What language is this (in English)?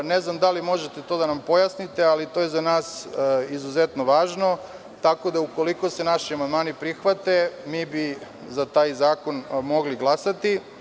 Serbian